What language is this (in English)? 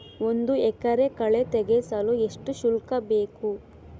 Kannada